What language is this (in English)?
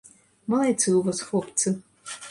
Belarusian